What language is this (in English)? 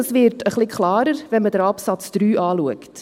Swiss German